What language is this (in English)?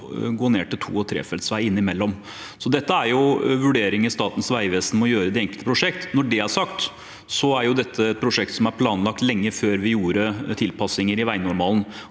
Norwegian